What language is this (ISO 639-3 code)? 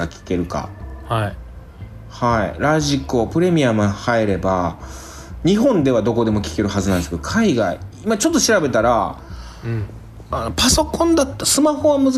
jpn